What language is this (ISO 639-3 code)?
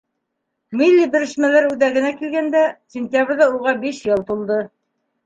bak